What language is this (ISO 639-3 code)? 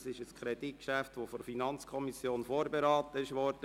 gsw